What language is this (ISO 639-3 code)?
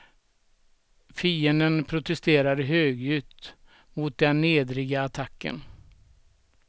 swe